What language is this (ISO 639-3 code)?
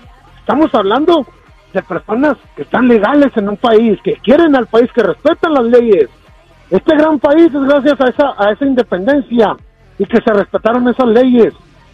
spa